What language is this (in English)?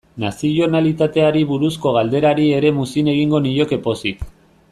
Basque